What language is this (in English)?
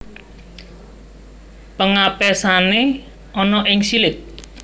Javanese